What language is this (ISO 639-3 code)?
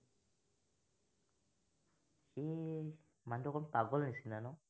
asm